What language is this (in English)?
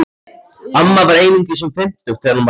Icelandic